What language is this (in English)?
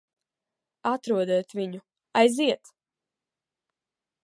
Latvian